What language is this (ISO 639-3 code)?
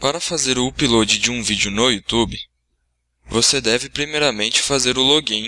por